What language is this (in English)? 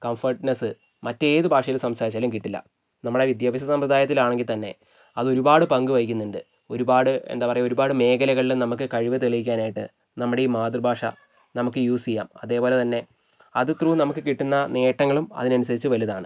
Malayalam